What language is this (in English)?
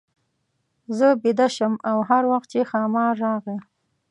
Pashto